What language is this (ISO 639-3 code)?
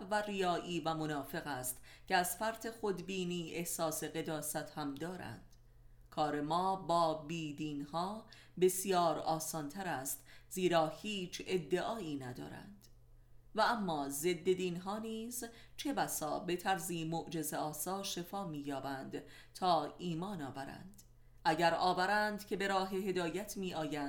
fas